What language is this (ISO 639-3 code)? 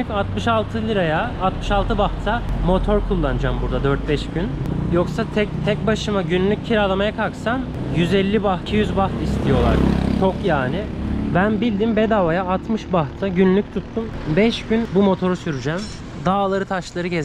tur